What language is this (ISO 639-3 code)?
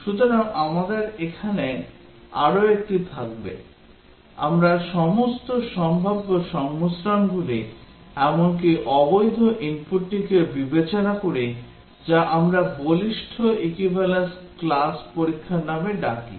ben